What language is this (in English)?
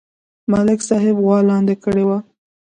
Pashto